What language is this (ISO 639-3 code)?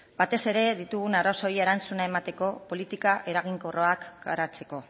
eus